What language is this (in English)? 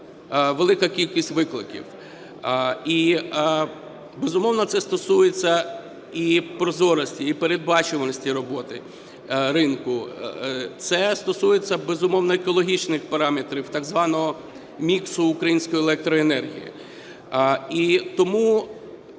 Ukrainian